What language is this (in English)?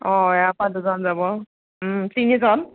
Assamese